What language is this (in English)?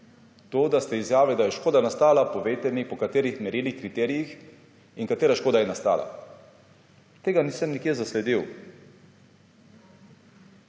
Slovenian